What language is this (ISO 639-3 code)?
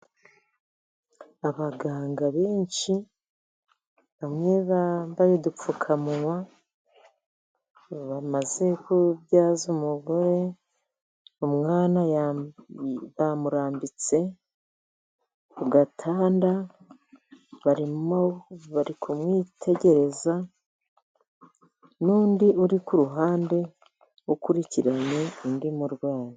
kin